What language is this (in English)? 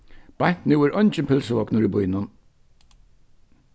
Faroese